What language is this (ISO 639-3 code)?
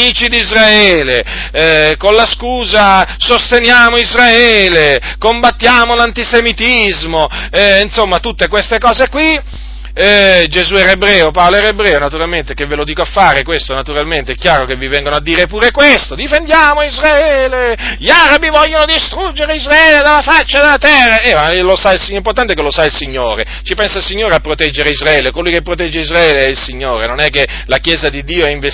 ita